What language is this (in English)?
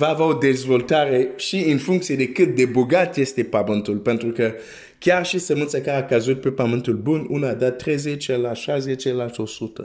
Romanian